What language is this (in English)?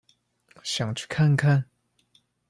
Chinese